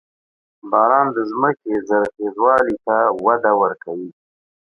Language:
Pashto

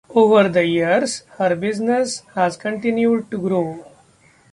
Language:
English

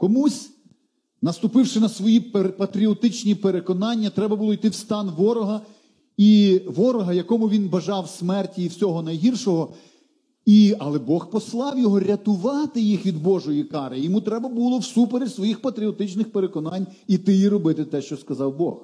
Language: Ukrainian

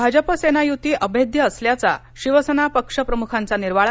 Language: Marathi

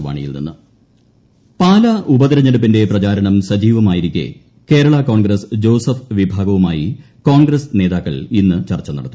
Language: Malayalam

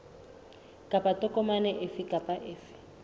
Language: Southern Sotho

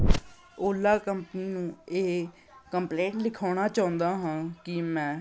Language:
Punjabi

